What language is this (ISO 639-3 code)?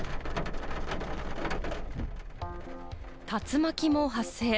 jpn